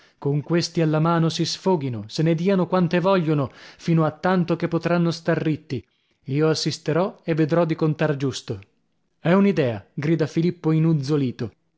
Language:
Italian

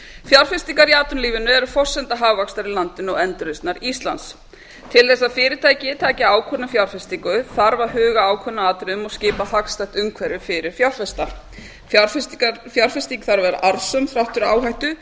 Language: Icelandic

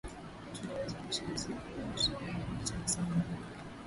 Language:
Swahili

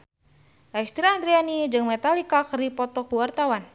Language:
Sundanese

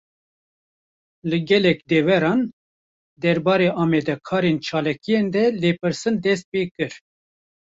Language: Kurdish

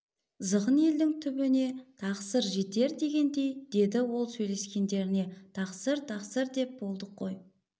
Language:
Kazakh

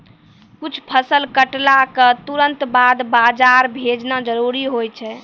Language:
Maithili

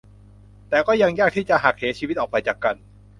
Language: Thai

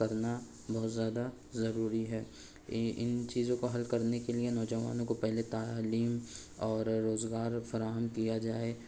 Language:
Urdu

